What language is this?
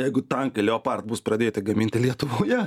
Lithuanian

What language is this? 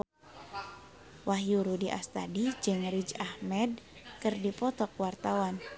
Sundanese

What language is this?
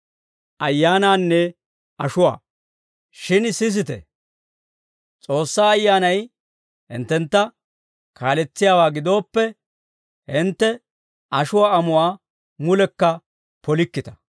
Dawro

